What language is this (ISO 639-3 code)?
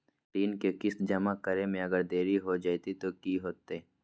mag